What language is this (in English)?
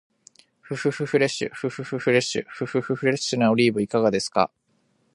Japanese